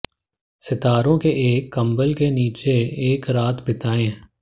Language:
Hindi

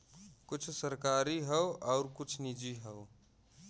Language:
Bhojpuri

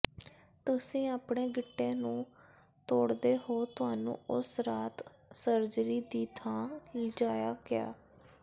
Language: Punjabi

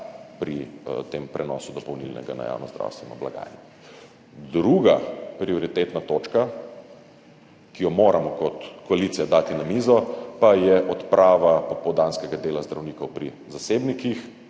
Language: Slovenian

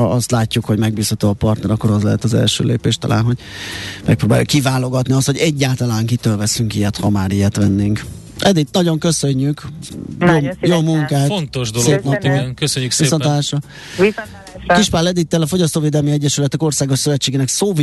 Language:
Hungarian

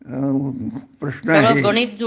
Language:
Marathi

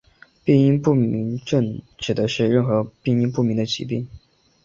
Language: Chinese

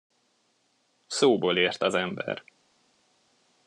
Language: Hungarian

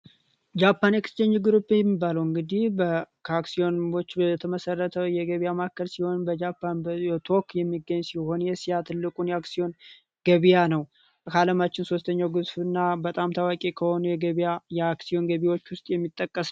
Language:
Amharic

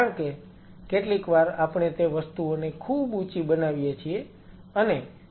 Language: Gujarati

